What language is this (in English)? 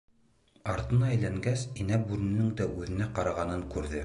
Bashkir